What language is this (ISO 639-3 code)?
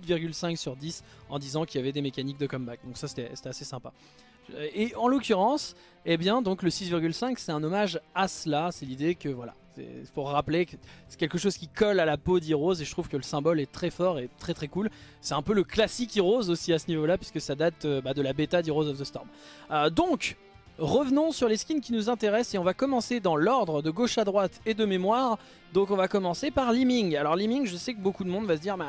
fra